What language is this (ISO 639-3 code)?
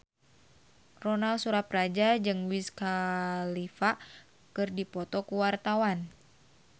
sun